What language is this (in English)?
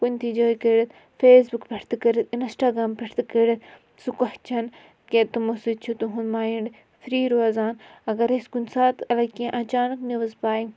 Kashmiri